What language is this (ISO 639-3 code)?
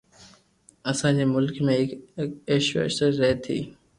lrk